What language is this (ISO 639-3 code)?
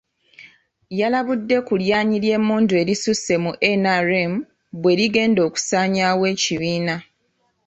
lug